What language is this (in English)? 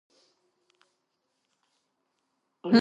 Georgian